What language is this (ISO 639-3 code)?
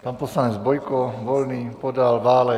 ces